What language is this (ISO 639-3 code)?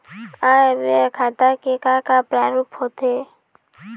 hne